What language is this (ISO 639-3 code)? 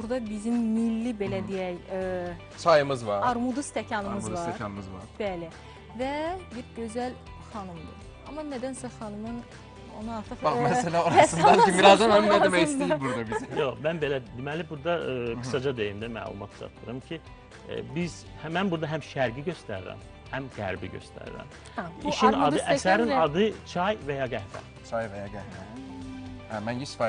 tur